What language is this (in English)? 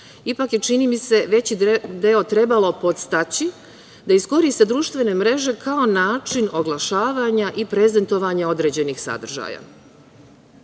Serbian